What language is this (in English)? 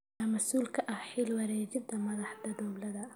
Somali